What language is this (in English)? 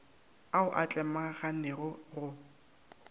Northern Sotho